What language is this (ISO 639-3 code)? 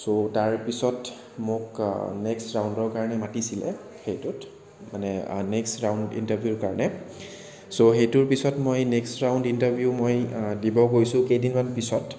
asm